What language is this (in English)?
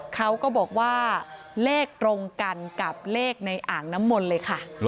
Thai